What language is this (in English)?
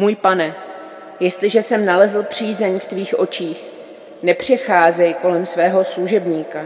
Czech